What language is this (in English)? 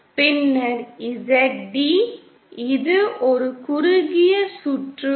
Tamil